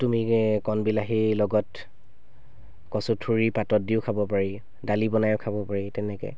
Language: Assamese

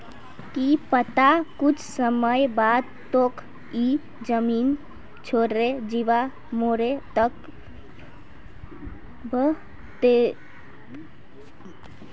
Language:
Magahi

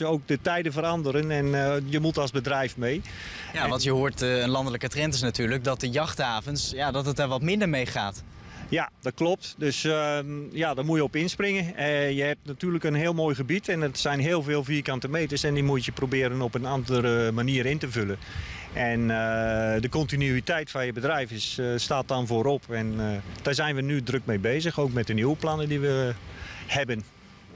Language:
Dutch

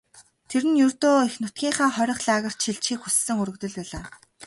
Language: Mongolian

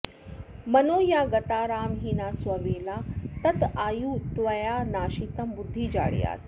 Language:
Sanskrit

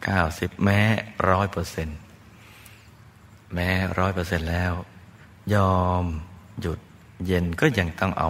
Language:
Thai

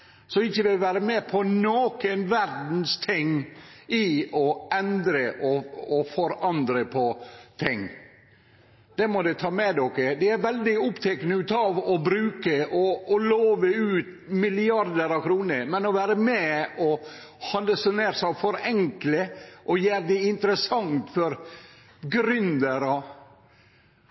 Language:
Norwegian Nynorsk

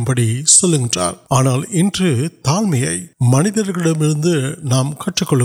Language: Urdu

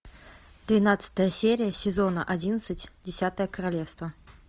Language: Russian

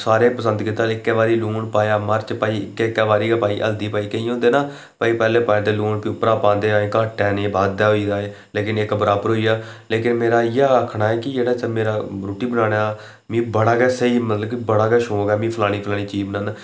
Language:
Dogri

